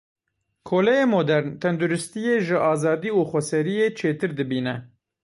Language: Kurdish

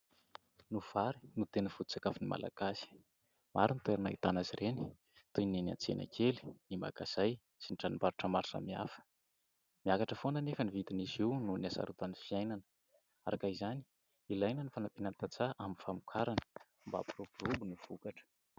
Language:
Malagasy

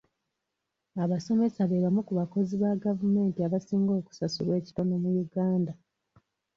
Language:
Ganda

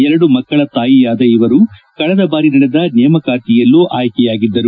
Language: Kannada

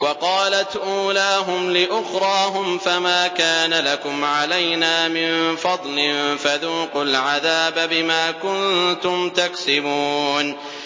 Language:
Arabic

